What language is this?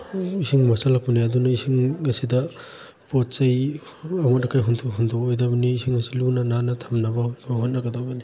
Manipuri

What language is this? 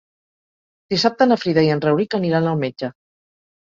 Catalan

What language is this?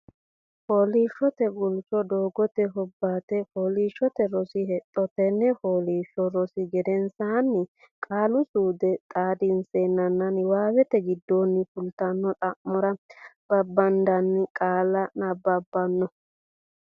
Sidamo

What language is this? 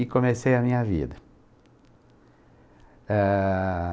Portuguese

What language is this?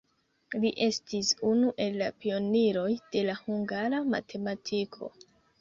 Esperanto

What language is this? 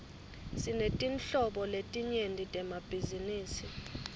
Swati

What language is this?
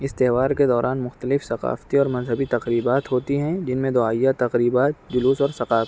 Urdu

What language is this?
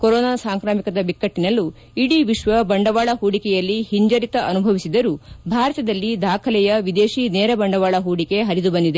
Kannada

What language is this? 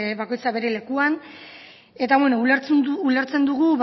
Basque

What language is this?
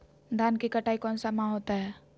Magahi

